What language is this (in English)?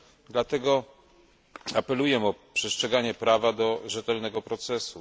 Polish